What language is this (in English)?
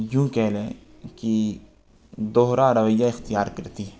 Urdu